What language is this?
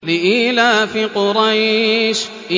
Arabic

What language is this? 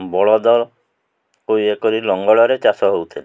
Odia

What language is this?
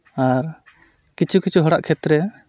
Santali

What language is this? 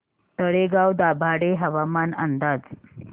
Marathi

